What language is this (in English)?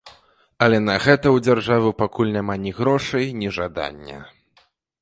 Belarusian